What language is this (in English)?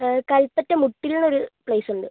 Malayalam